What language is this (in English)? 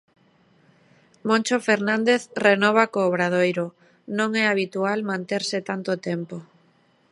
Galician